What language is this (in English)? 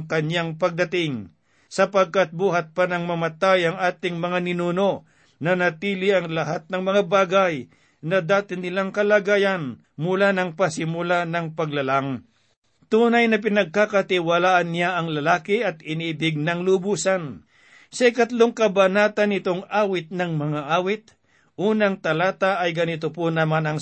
Filipino